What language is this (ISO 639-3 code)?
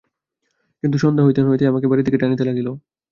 ben